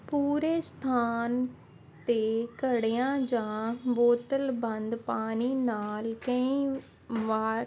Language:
Punjabi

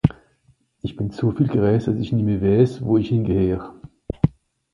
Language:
Swiss German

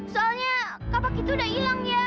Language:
Indonesian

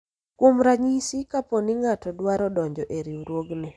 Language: Luo (Kenya and Tanzania)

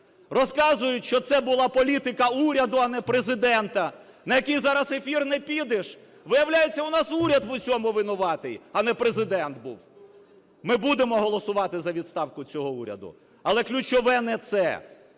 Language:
Ukrainian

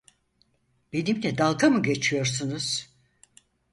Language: Turkish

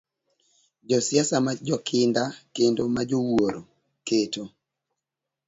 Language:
Luo (Kenya and Tanzania)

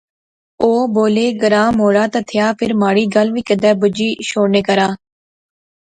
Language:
Pahari-Potwari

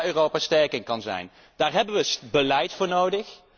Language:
Dutch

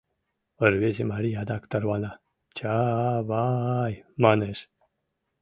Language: Mari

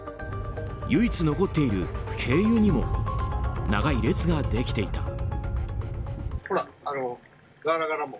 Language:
Japanese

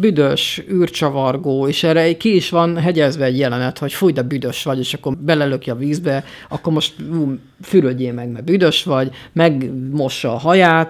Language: Hungarian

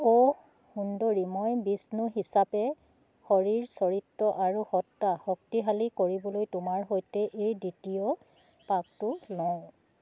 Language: Assamese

